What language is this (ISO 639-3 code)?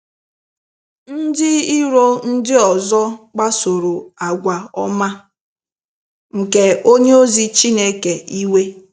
ibo